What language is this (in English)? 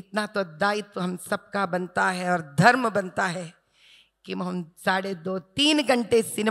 Telugu